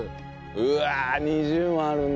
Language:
Japanese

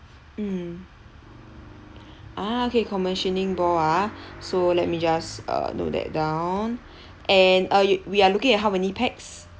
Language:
English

